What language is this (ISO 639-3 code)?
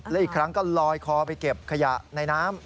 tha